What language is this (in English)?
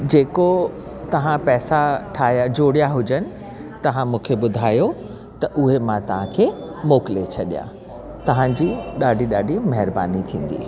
Sindhi